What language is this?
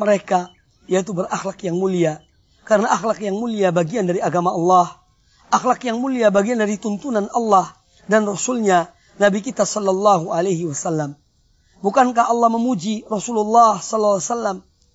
Malay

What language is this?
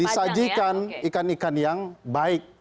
Indonesian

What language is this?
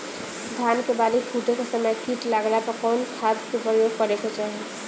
Bhojpuri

